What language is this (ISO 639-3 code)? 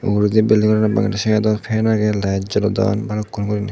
ccp